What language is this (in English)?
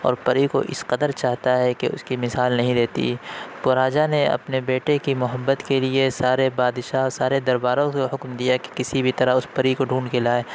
Urdu